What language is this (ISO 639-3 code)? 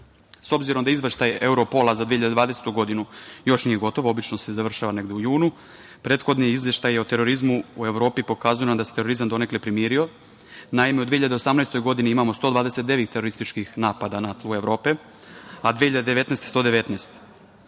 srp